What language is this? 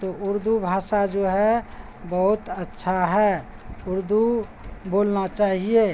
Urdu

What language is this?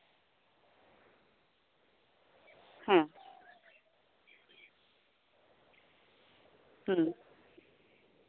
Santali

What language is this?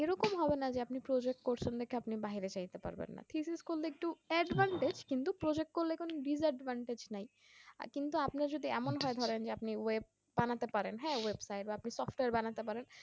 Bangla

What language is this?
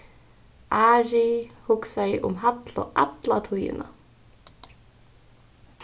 Faroese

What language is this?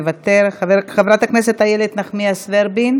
Hebrew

